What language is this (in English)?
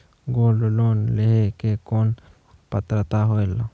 Chhattisgarhi